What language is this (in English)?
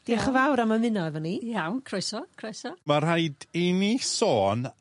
Welsh